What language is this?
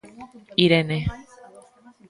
Galician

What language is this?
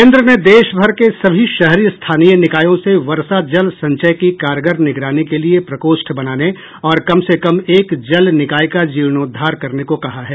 Hindi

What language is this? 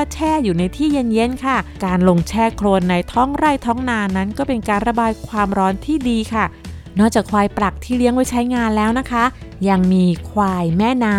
Thai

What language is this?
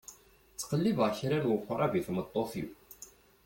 Kabyle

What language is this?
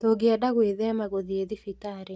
Kikuyu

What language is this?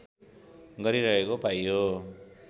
Nepali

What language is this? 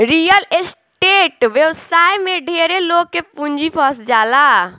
Bhojpuri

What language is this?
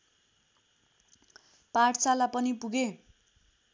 Nepali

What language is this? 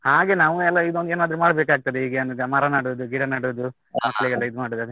Kannada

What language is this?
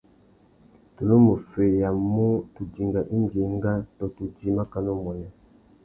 Tuki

